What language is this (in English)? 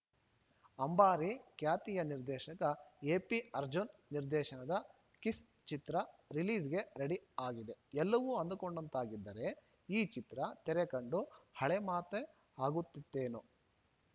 Kannada